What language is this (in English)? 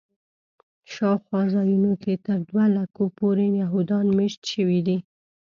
Pashto